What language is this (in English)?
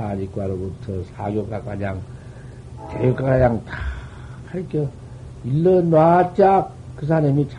Korean